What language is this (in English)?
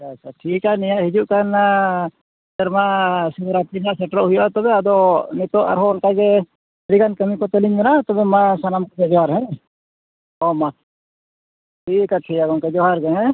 Santali